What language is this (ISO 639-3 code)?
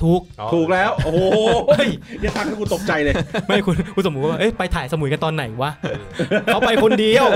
tha